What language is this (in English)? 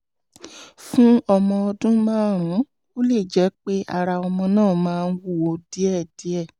Yoruba